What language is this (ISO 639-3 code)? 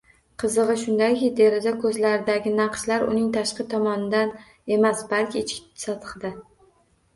uzb